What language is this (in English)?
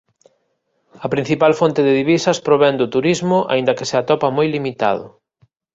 Galician